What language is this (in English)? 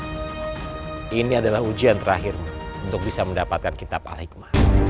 Indonesian